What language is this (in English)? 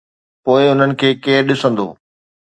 Sindhi